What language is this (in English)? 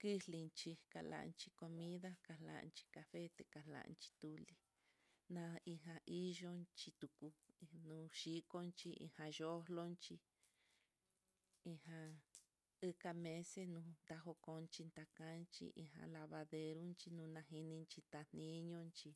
Mitlatongo Mixtec